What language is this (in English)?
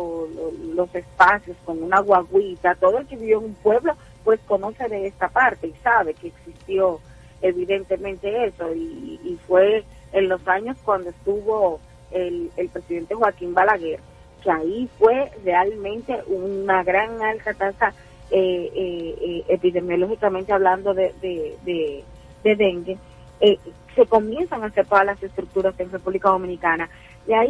Spanish